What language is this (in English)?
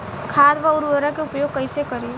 Bhojpuri